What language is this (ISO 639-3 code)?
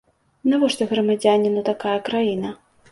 bel